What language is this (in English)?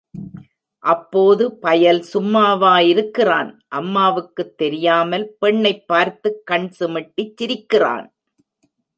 Tamil